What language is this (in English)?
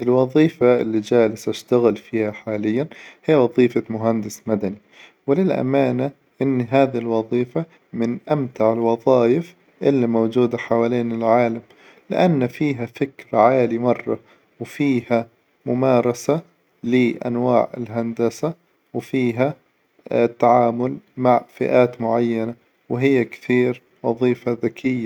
Hijazi Arabic